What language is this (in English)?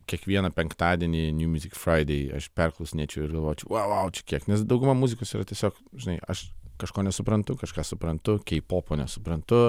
Lithuanian